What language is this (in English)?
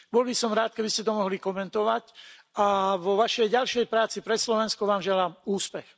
Slovak